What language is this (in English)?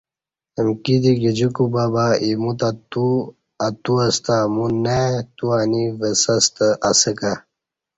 Kati